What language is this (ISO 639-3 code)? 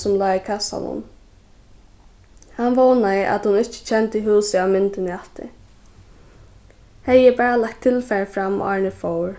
fao